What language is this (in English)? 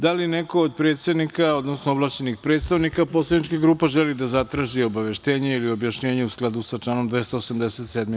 Serbian